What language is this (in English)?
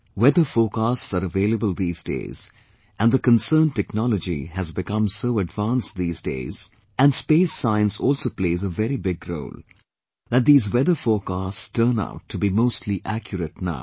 English